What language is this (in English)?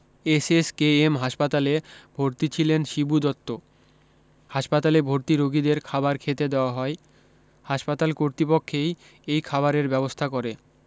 Bangla